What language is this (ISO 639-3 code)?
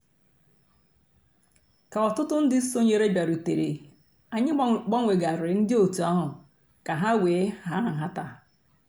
ibo